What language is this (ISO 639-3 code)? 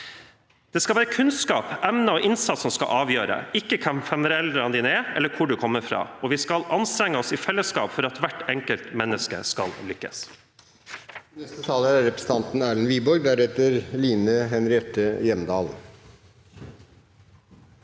nor